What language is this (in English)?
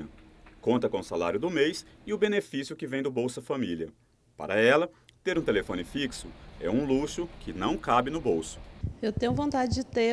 Portuguese